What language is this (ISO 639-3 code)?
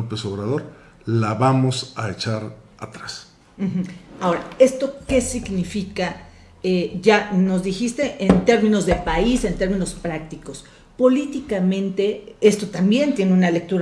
spa